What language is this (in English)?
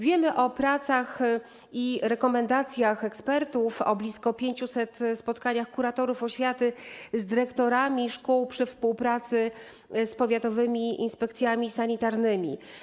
Polish